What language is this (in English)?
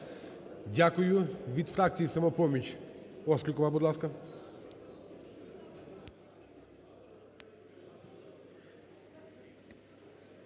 Ukrainian